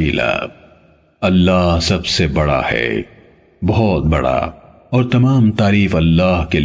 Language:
Urdu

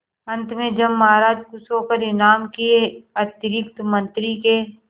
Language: Hindi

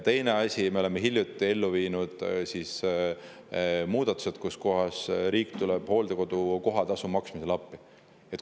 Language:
Estonian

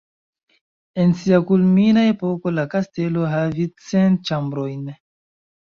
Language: Esperanto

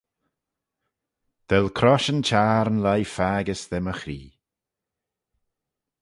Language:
Manx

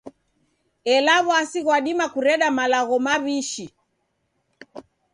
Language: Taita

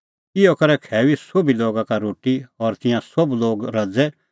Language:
Kullu Pahari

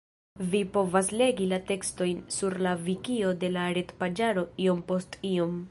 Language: Esperanto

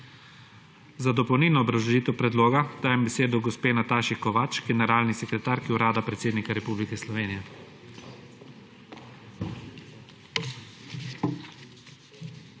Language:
Slovenian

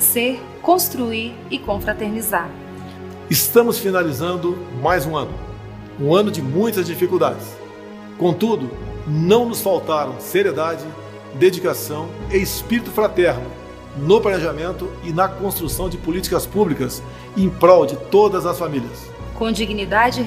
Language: Portuguese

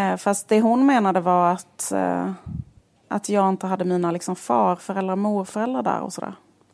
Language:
Swedish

